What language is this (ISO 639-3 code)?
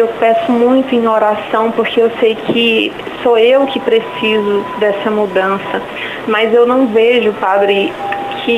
por